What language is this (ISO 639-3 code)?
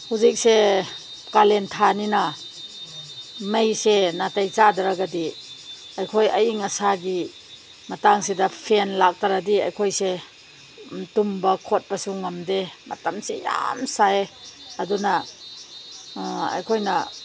mni